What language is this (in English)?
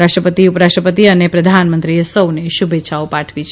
Gujarati